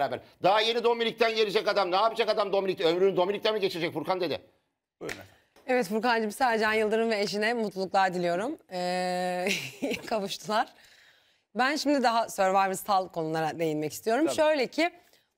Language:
Turkish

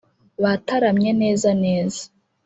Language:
Kinyarwanda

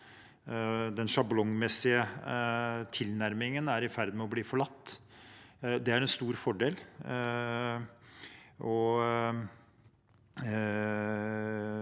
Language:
Norwegian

